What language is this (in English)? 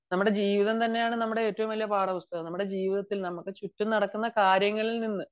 Malayalam